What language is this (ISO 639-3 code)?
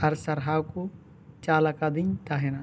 sat